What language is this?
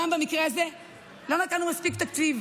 Hebrew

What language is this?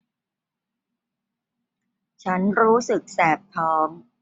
Thai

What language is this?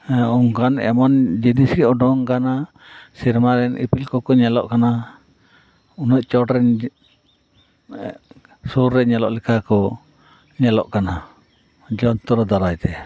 Santali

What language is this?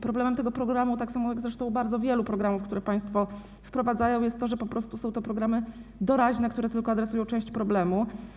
Polish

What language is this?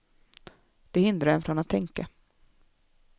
Swedish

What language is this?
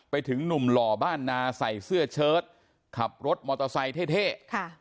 Thai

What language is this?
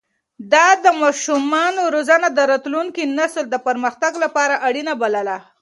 Pashto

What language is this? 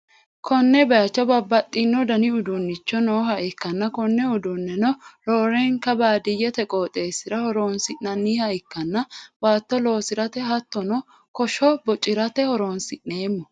Sidamo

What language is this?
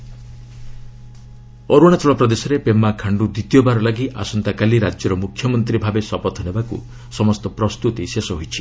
Odia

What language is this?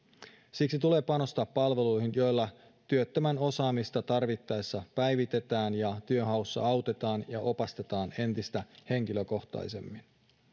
Finnish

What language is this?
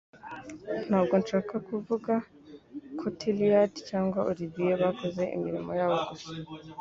Kinyarwanda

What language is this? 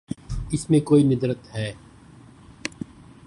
Urdu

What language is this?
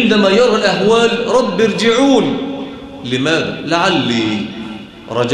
Arabic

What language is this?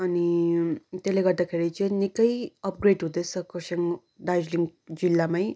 Nepali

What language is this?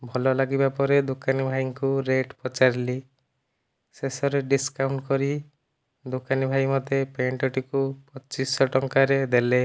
Odia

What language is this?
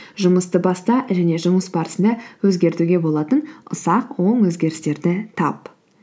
Kazakh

